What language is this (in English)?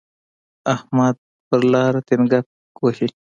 Pashto